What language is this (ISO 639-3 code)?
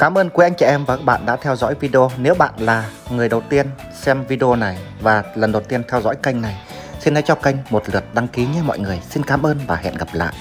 vie